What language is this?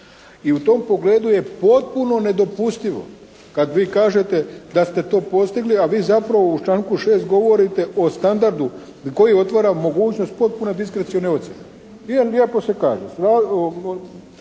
Croatian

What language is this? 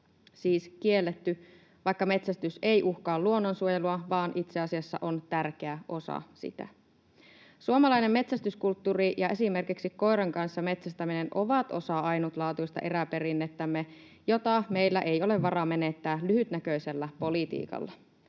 Finnish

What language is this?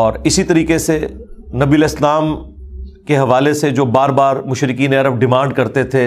Urdu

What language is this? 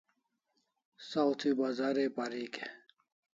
Kalasha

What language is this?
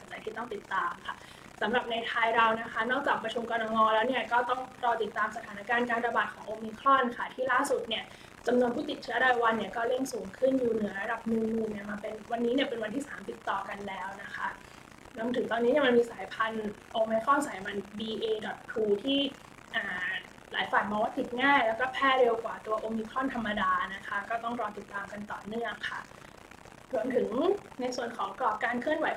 Thai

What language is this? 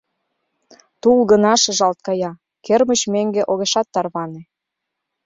Mari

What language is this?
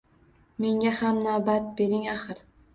Uzbek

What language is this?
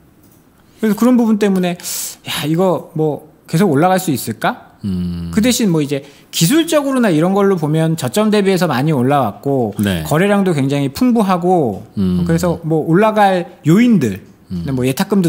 Korean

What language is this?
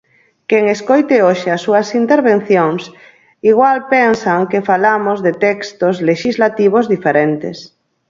Galician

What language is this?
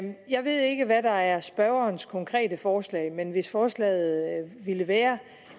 Danish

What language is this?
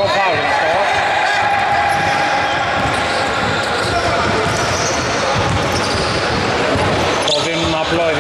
Greek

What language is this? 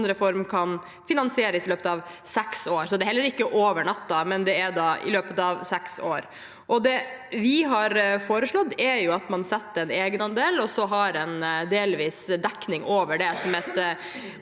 Norwegian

